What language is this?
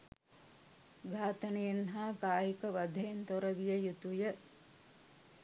Sinhala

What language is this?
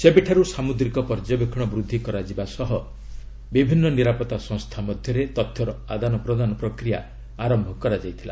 Odia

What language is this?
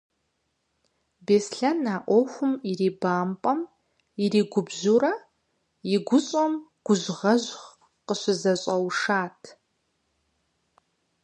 Kabardian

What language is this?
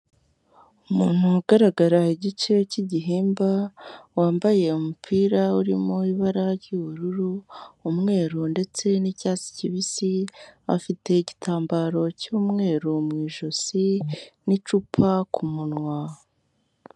Kinyarwanda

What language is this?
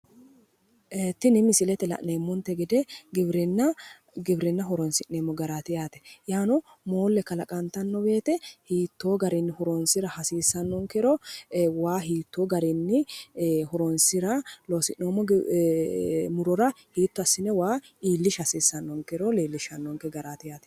Sidamo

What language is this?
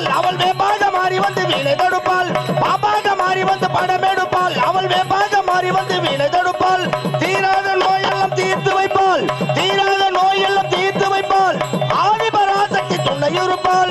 Arabic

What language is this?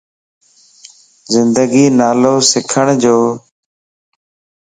Lasi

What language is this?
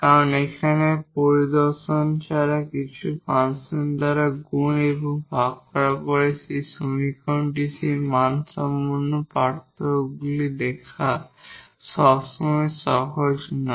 Bangla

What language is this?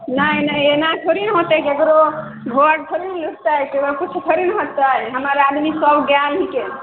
Maithili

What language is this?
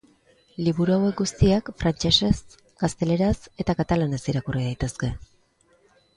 Basque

